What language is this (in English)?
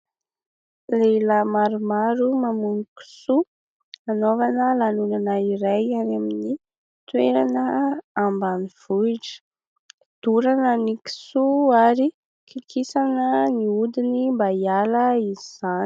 Malagasy